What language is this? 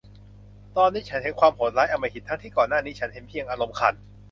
Thai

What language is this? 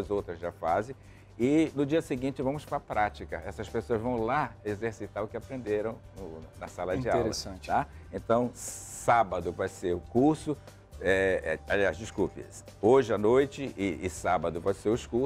Portuguese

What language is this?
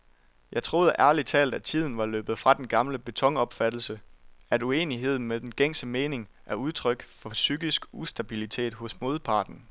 Danish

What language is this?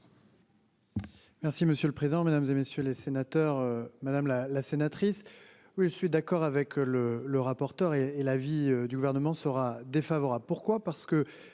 French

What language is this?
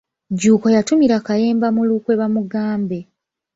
Ganda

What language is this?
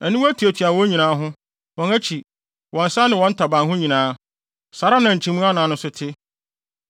Akan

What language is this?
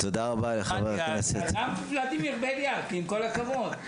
Hebrew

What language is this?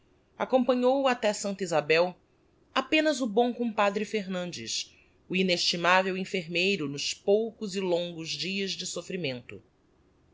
Portuguese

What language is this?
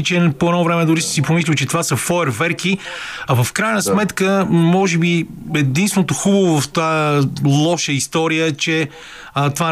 Bulgarian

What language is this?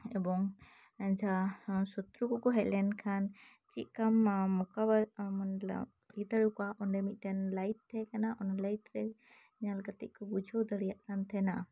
Santali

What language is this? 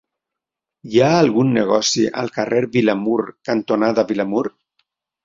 Catalan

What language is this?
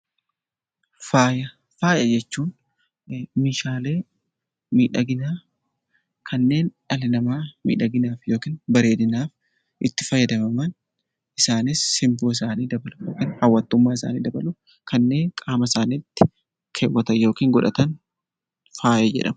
Oromo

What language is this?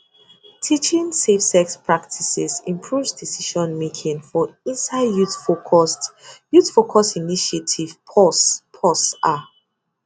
Nigerian Pidgin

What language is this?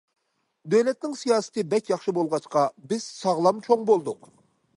Uyghur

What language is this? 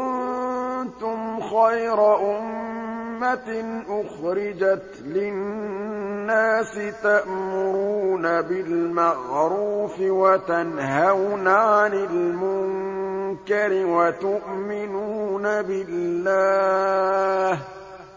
Arabic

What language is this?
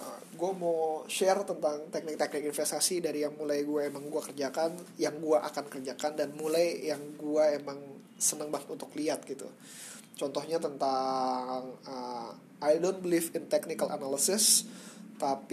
Indonesian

